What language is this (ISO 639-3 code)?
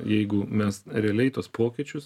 lit